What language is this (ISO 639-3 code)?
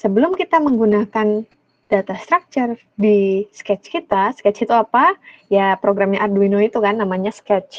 ind